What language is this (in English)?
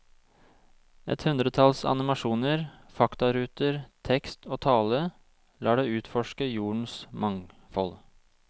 Norwegian